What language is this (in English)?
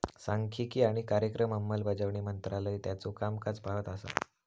Marathi